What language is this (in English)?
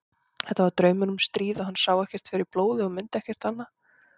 Icelandic